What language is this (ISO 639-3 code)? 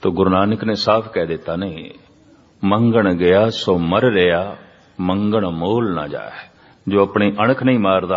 hin